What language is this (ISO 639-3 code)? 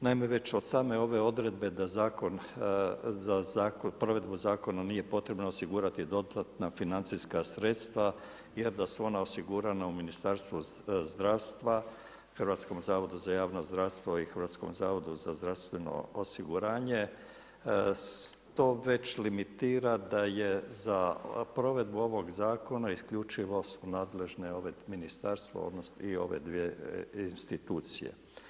hrv